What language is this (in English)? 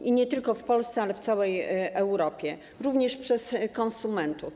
Polish